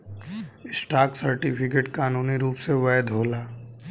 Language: Bhojpuri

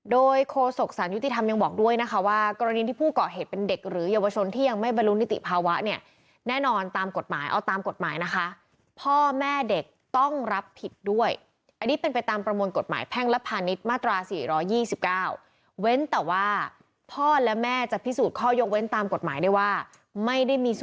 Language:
Thai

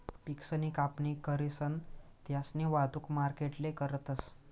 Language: Marathi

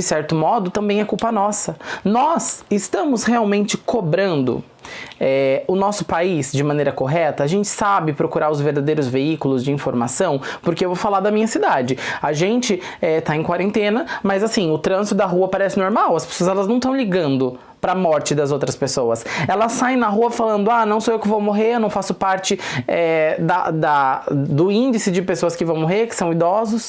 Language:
Portuguese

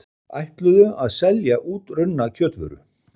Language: Icelandic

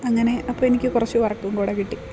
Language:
Malayalam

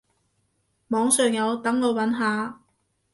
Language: Cantonese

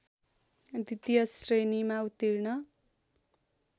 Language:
Nepali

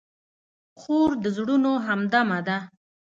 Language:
Pashto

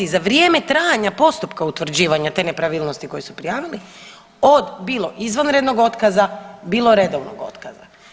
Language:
Croatian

